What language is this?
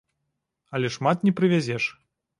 Belarusian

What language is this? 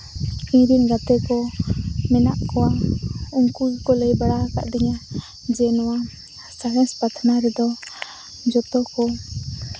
Santali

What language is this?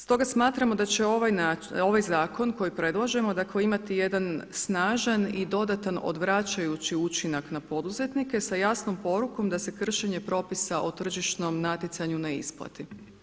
Croatian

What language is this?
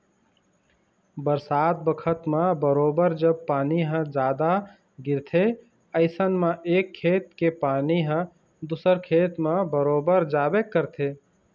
Chhattisgarhi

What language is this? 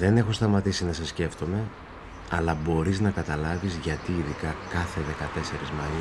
Greek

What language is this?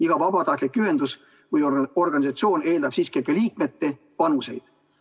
Estonian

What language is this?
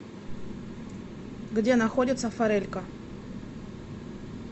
Russian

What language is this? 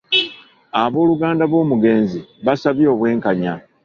Ganda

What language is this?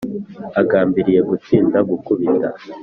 Kinyarwanda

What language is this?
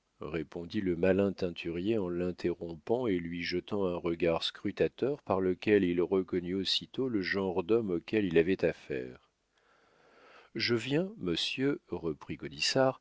French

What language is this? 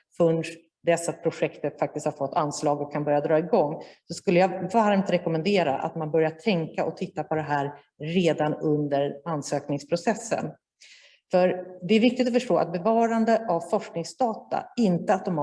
Swedish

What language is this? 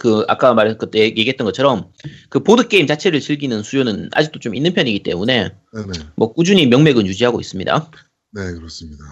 Korean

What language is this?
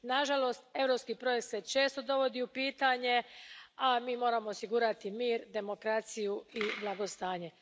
Croatian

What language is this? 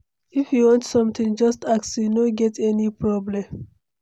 Nigerian Pidgin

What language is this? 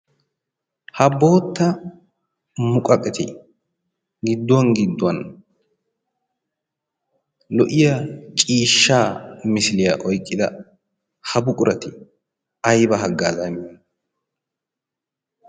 Wolaytta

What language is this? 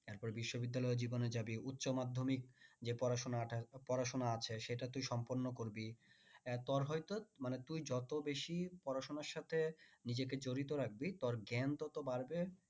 Bangla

